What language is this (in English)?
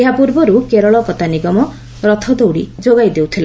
Odia